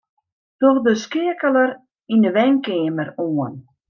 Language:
Western Frisian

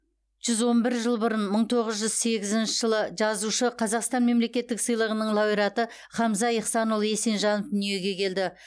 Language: Kazakh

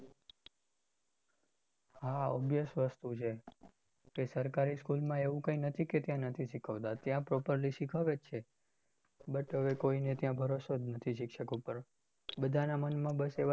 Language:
Gujarati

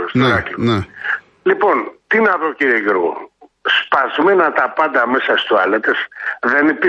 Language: Greek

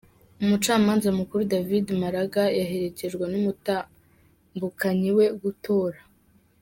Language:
Kinyarwanda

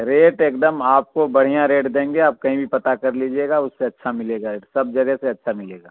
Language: Urdu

